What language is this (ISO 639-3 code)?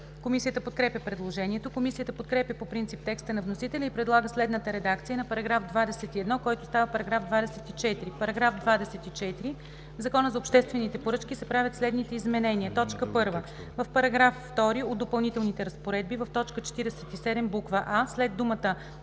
bul